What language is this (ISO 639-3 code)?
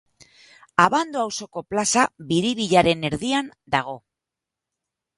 eus